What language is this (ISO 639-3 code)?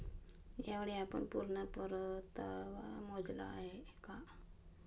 mar